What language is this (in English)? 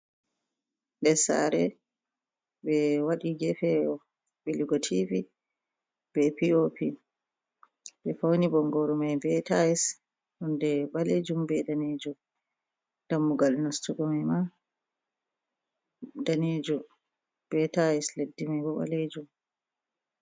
Fula